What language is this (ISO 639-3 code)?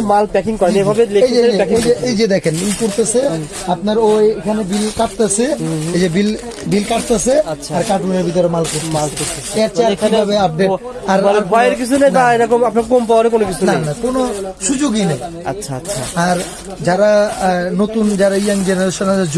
ben